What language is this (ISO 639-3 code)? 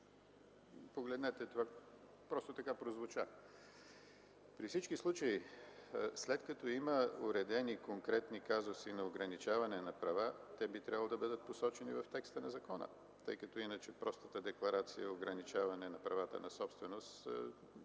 bul